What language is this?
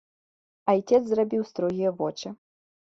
Belarusian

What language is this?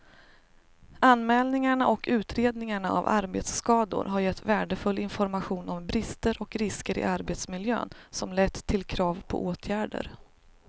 Swedish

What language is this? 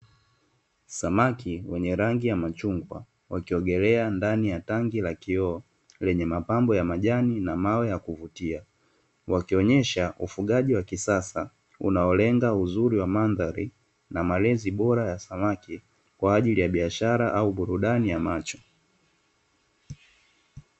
Swahili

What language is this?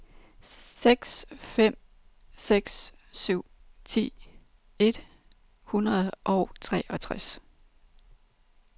Danish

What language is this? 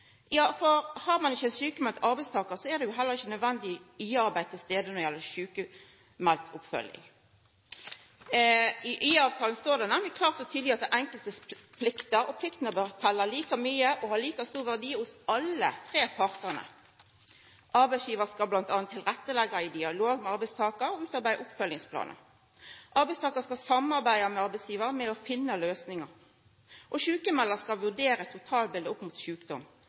Norwegian Nynorsk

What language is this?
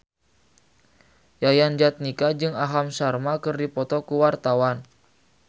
Sundanese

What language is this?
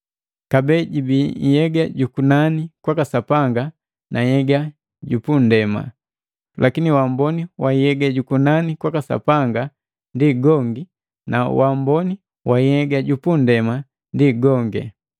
Matengo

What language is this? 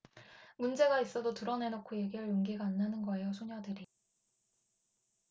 Korean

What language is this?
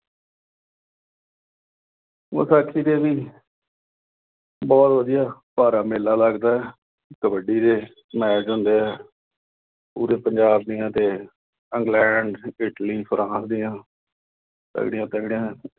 Punjabi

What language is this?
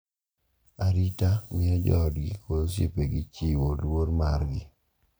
Luo (Kenya and Tanzania)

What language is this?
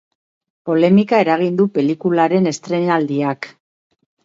Basque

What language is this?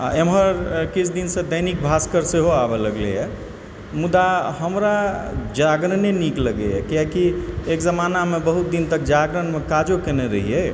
Maithili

